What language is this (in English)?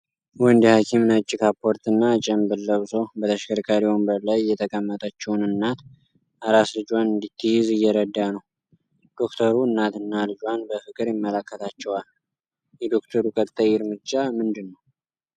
Amharic